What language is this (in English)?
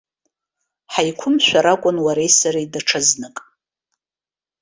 Abkhazian